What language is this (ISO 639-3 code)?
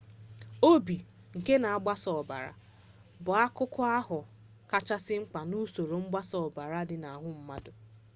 ibo